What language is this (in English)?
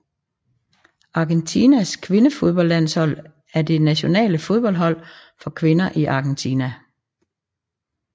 Danish